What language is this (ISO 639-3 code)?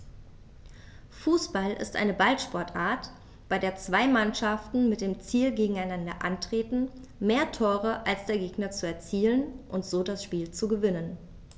deu